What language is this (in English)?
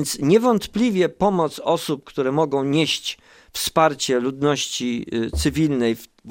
Polish